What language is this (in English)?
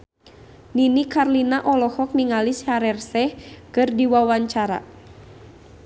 Sundanese